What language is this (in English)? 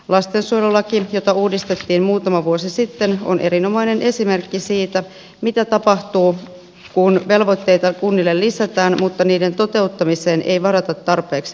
Finnish